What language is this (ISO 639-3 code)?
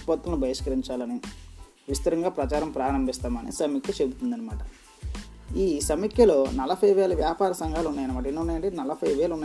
tel